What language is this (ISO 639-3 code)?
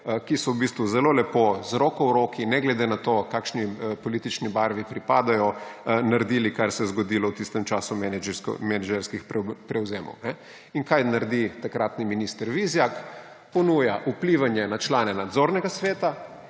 slv